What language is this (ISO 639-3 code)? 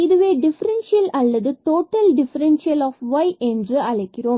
tam